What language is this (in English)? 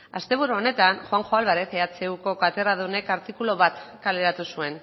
Basque